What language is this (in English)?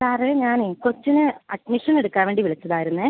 Malayalam